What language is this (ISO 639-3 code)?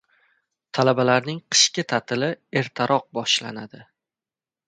uzb